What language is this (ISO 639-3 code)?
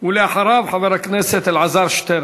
heb